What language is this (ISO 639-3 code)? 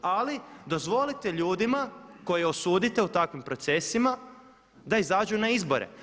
hrv